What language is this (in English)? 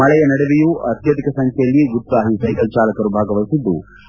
Kannada